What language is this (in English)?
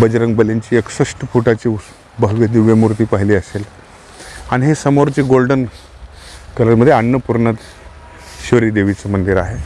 Marathi